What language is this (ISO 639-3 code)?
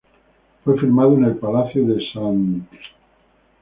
spa